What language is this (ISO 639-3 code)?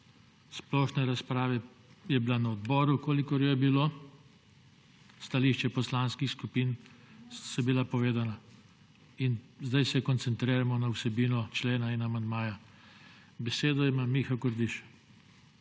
slv